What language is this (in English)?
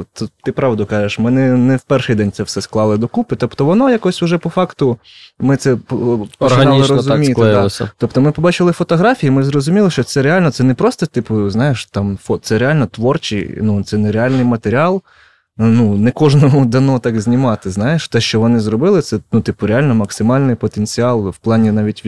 Ukrainian